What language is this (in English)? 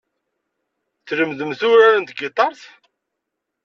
Kabyle